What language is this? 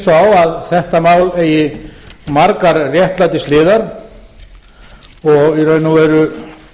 Icelandic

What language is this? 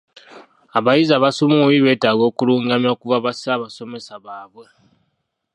Ganda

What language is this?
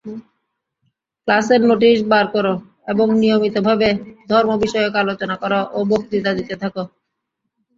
Bangla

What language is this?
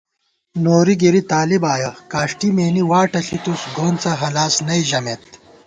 Gawar-Bati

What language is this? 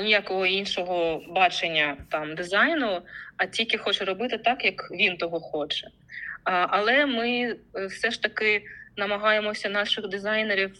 Ukrainian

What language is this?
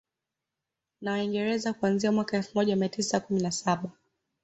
Swahili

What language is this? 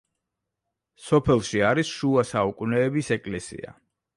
Georgian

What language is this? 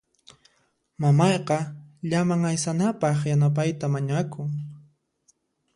Puno Quechua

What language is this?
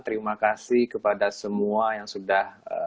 Indonesian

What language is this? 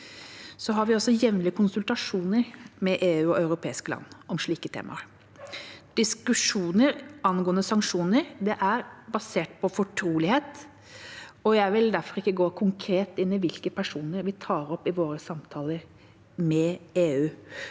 Norwegian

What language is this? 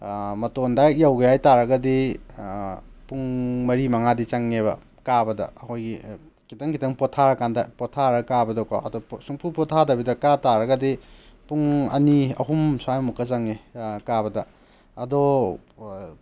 Manipuri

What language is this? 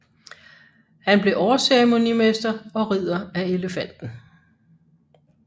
Danish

